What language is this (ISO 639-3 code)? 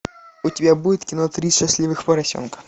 rus